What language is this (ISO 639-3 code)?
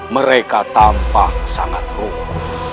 ind